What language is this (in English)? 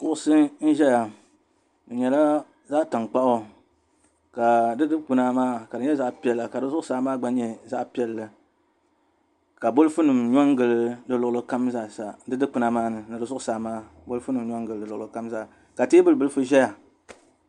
Dagbani